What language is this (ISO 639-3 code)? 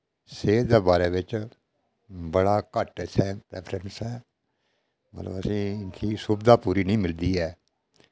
doi